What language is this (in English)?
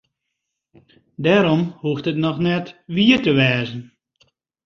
Western Frisian